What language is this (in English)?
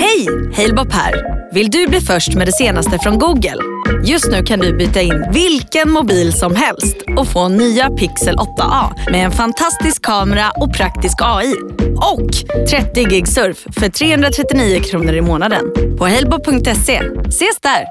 Swedish